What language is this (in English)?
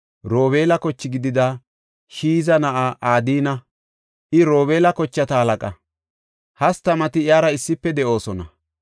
Gofa